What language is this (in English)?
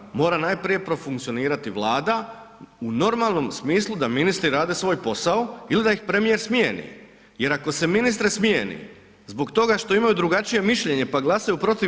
Croatian